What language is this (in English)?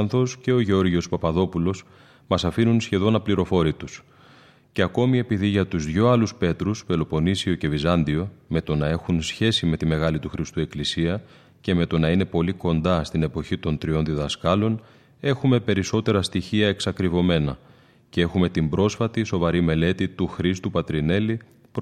Greek